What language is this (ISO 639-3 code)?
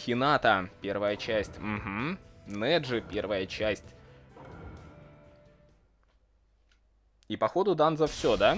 rus